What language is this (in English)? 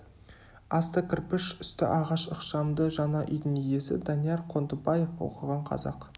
Kazakh